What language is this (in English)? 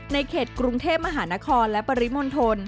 Thai